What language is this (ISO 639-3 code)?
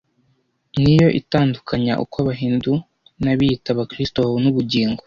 kin